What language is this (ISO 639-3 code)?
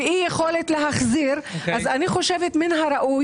heb